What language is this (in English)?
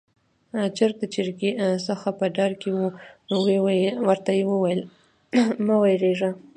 Pashto